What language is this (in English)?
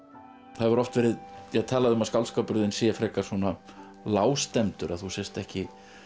Icelandic